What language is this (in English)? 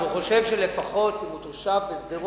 Hebrew